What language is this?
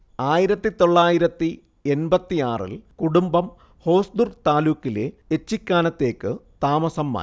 Malayalam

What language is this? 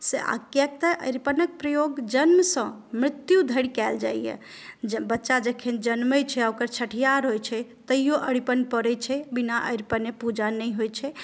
Maithili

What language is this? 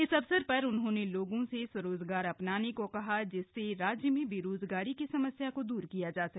Hindi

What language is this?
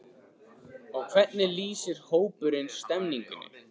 Icelandic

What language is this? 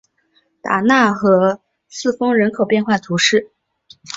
Chinese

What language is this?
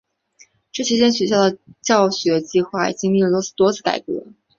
Chinese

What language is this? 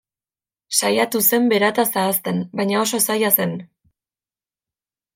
Basque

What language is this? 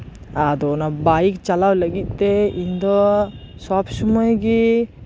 Santali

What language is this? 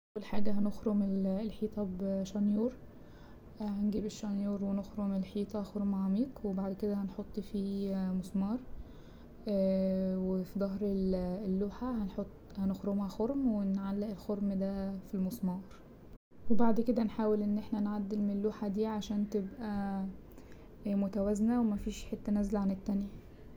Egyptian Arabic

